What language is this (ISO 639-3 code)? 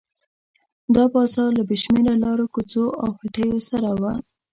pus